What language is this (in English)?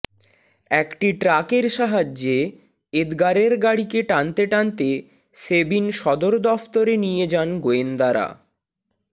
Bangla